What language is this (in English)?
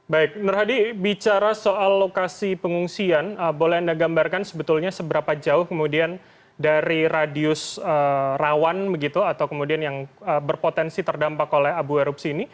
Indonesian